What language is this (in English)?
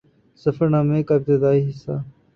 Urdu